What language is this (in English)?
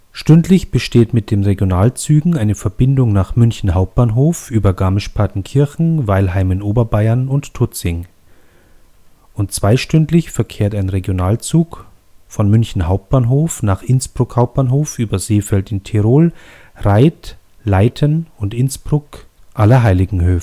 German